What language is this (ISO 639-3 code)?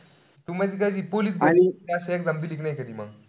mar